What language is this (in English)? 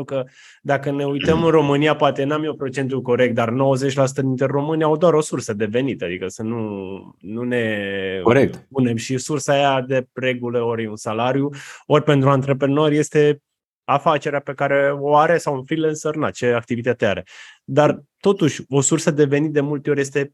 Romanian